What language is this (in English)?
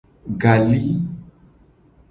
Gen